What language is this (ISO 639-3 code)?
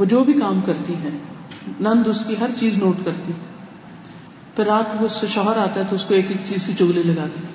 urd